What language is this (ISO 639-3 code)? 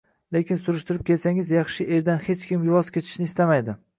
uzb